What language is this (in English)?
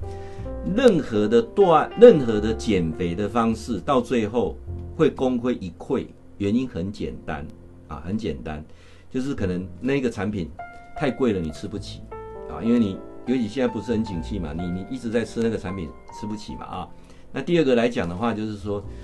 Chinese